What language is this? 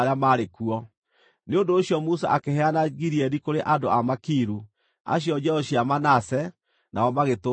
Kikuyu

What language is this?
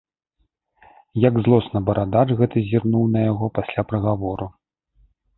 Belarusian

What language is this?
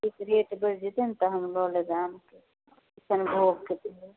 Maithili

